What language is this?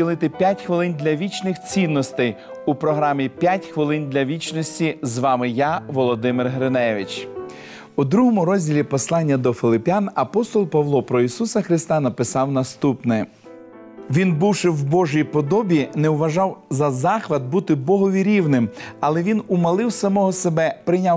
Ukrainian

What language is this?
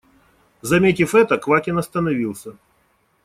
Russian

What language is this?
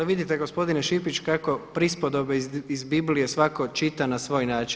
Croatian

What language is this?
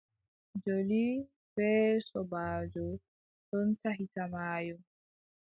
Adamawa Fulfulde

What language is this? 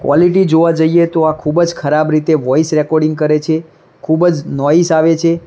Gujarati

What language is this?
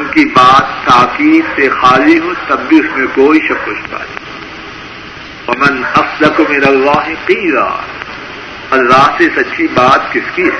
Urdu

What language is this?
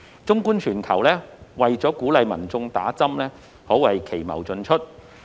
Cantonese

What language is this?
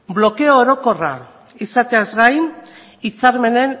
Basque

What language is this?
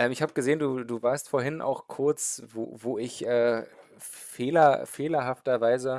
German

